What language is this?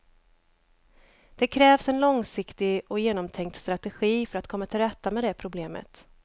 Swedish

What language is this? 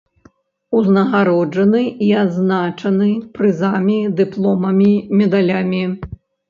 Belarusian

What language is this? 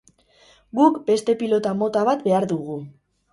Basque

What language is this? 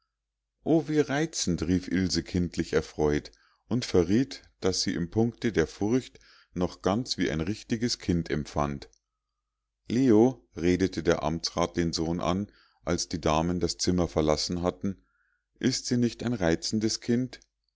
German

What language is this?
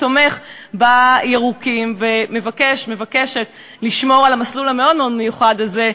Hebrew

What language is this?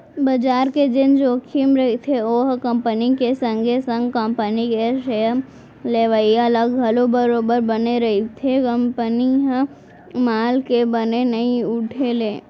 Chhattisgarhi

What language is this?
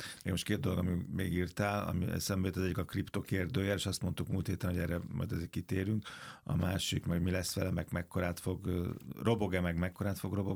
Hungarian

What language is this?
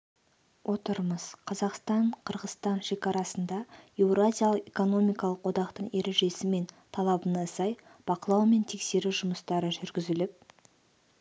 Kazakh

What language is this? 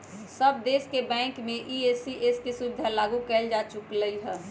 Magahi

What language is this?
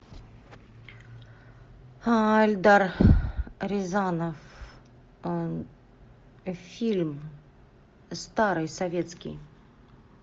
Russian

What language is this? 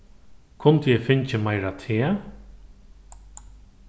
Faroese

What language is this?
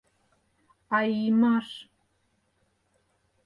Mari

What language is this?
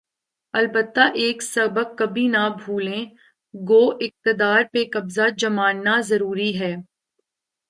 Urdu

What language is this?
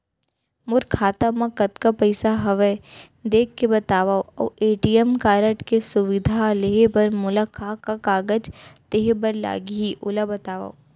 Chhattisgarhi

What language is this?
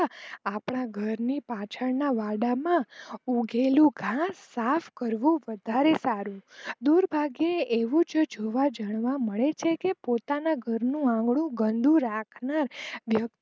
Gujarati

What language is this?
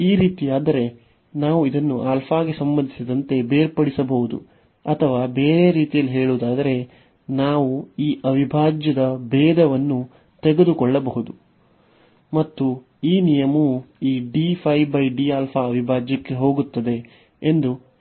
Kannada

